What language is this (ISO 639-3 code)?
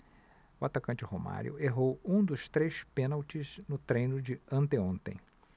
por